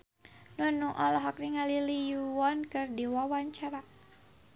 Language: Sundanese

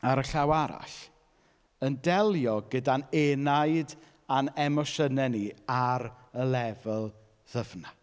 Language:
Welsh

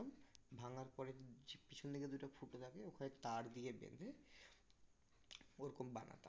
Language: Bangla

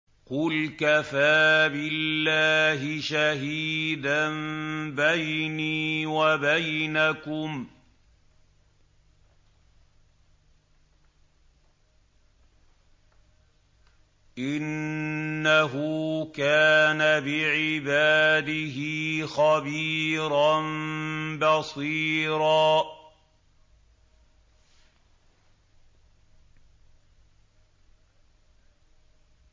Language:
Arabic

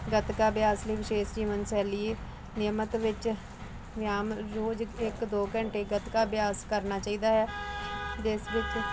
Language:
Punjabi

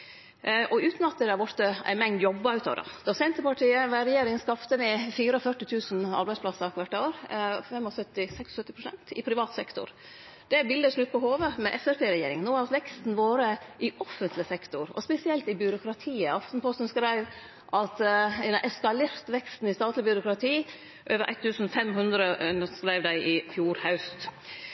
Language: Norwegian Nynorsk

